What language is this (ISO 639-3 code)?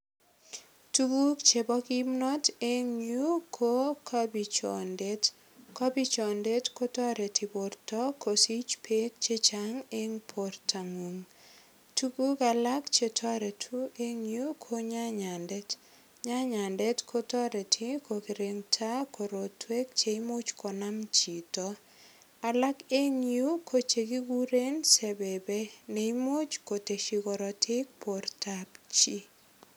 kln